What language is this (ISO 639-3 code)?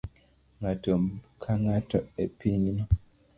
luo